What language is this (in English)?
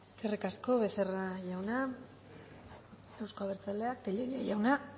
Basque